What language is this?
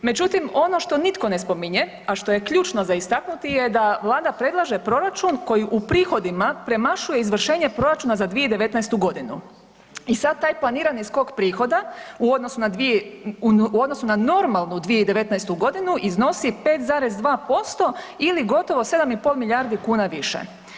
Croatian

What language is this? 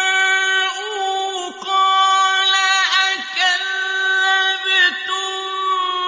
Arabic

